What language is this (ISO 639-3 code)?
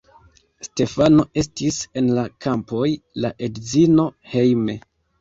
epo